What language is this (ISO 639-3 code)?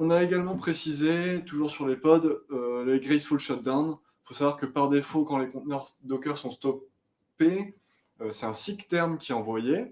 fra